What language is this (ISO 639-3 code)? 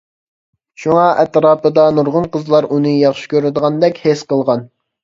uig